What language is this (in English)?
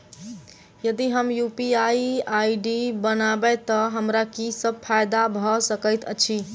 Maithili